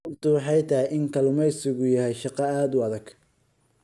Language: Somali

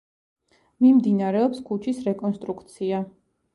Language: Georgian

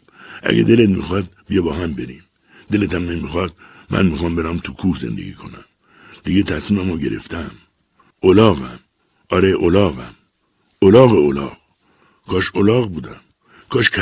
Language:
Persian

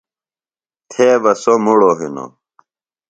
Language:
Phalura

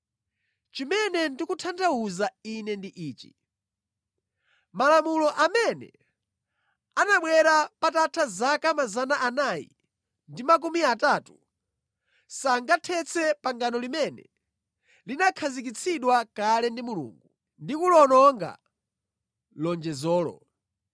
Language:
Nyanja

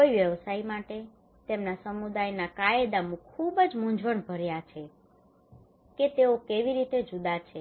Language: Gujarati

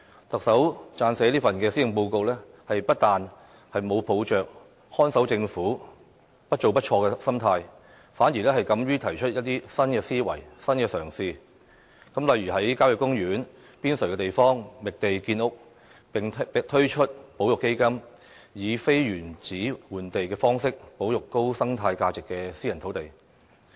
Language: Cantonese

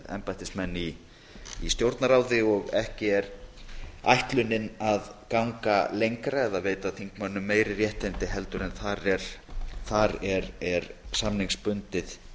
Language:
Icelandic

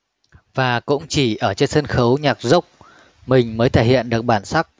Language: Vietnamese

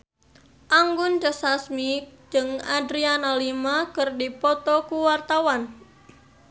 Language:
Sundanese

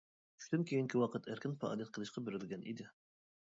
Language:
Uyghur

